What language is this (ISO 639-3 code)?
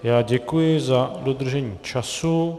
ces